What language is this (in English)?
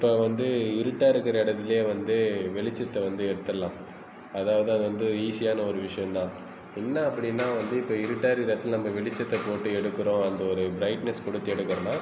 Tamil